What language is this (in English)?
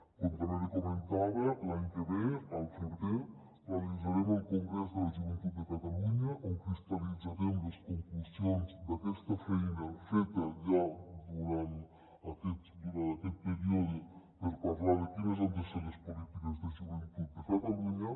Catalan